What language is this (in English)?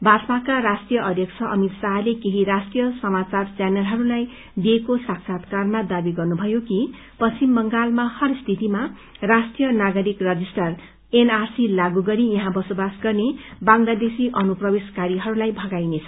Nepali